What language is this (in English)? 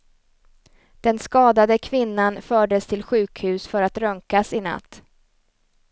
Swedish